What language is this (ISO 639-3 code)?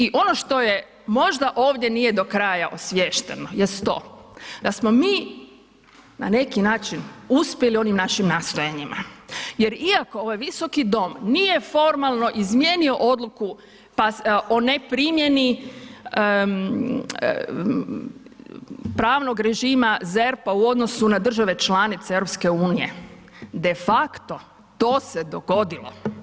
hrv